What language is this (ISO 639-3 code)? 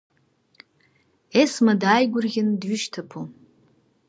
abk